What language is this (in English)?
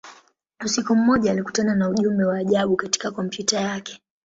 Swahili